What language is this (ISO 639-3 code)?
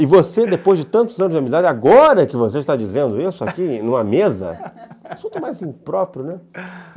por